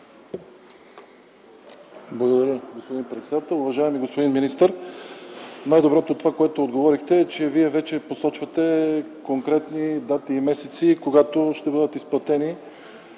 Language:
Bulgarian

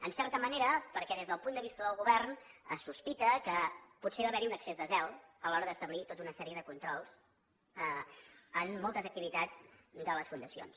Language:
Catalan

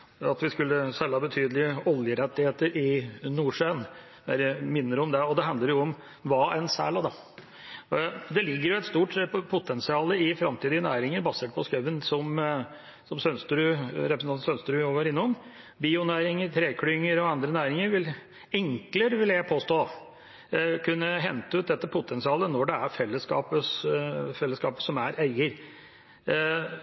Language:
Norwegian Bokmål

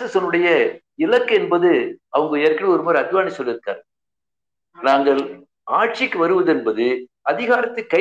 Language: Tamil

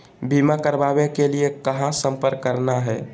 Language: Magahi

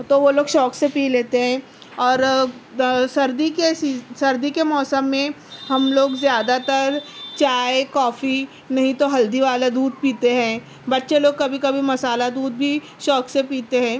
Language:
Urdu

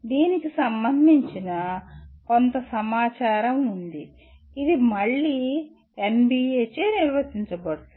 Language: Telugu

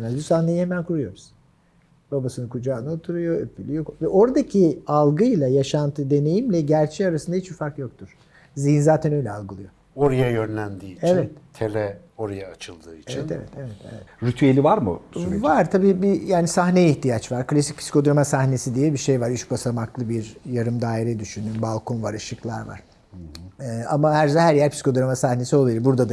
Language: Turkish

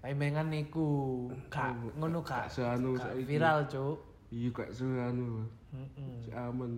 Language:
Indonesian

